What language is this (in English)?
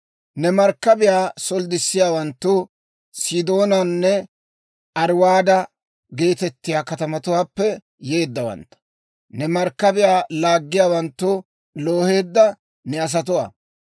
Dawro